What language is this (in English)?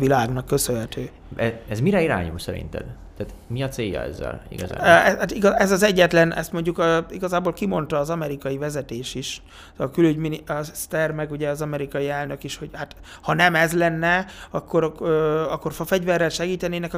Hungarian